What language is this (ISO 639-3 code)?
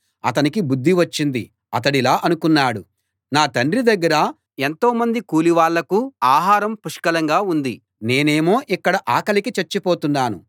tel